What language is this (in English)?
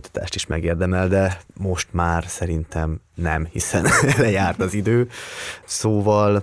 Hungarian